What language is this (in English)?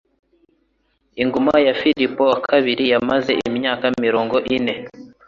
Kinyarwanda